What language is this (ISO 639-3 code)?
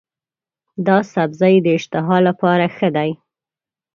pus